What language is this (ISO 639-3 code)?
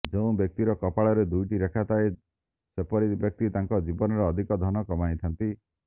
ori